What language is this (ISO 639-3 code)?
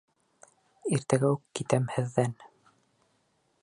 bak